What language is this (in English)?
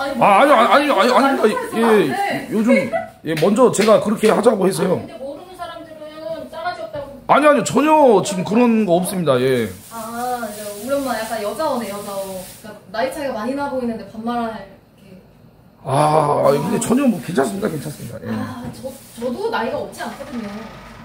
Korean